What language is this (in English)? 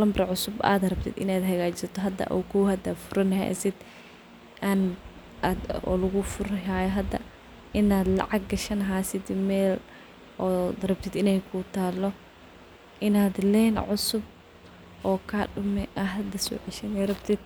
Somali